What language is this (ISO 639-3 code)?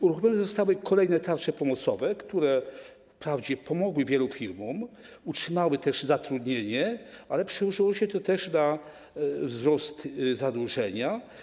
pol